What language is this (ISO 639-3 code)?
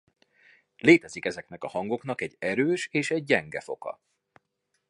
hun